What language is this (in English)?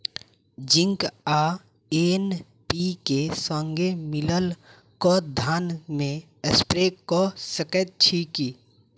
Maithili